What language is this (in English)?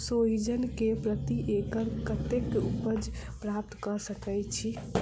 Maithili